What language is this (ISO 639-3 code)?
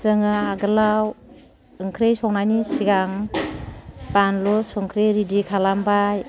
brx